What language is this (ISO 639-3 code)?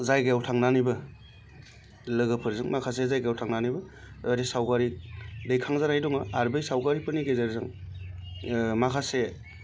brx